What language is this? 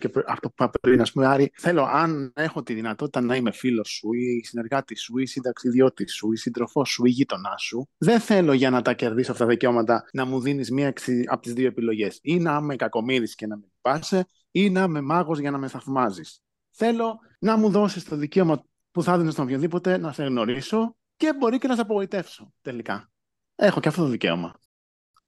Greek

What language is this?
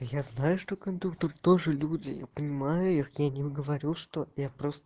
Russian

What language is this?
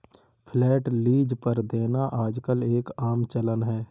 Hindi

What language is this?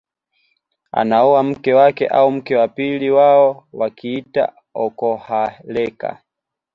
Swahili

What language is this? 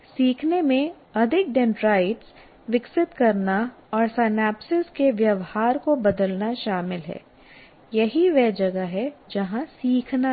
Hindi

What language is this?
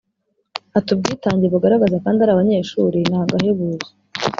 Kinyarwanda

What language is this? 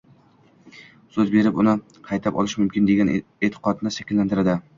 Uzbek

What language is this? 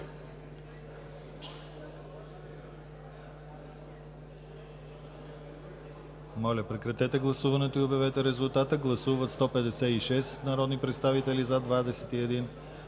Bulgarian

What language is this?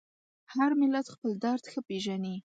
Pashto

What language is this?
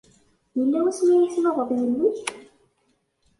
Kabyle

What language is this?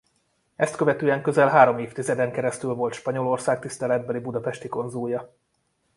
Hungarian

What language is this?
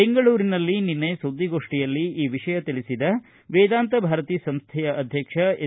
Kannada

